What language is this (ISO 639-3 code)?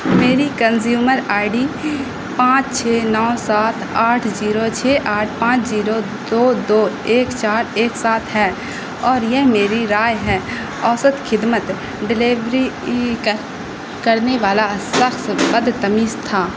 urd